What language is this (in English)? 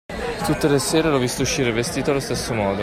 Italian